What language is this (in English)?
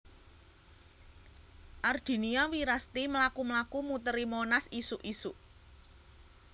Javanese